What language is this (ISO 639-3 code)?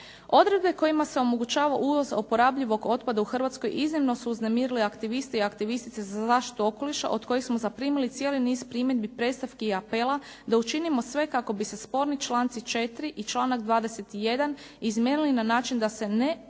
hrv